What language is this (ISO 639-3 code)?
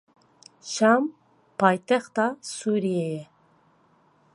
kur